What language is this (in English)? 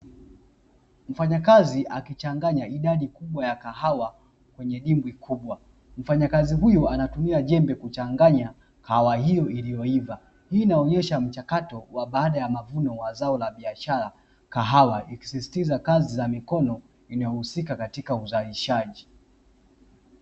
Swahili